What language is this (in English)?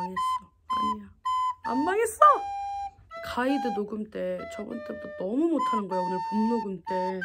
Korean